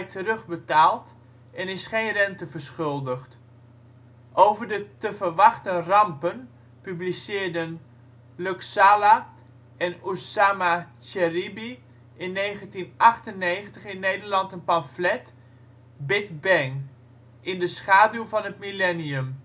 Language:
Dutch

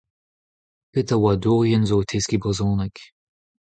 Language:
Breton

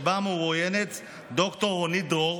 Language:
Hebrew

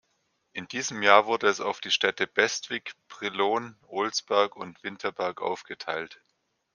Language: German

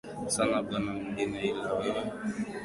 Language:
Swahili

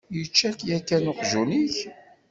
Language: Kabyle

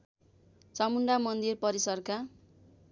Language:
Nepali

